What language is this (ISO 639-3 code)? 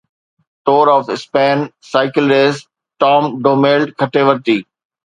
snd